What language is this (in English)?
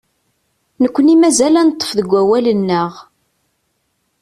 Kabyle